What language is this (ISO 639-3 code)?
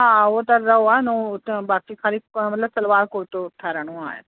snd